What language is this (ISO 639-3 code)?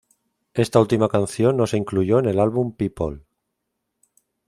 spa